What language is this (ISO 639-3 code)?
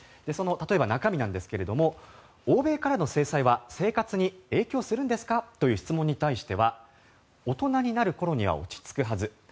jpn